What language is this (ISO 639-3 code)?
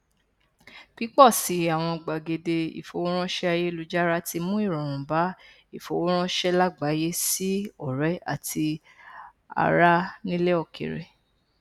yor